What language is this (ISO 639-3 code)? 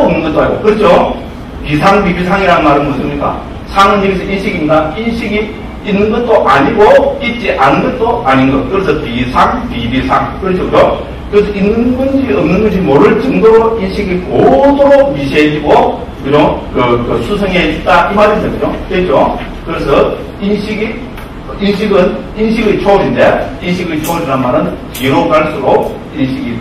kor